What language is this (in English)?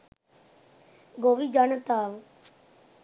Sinhala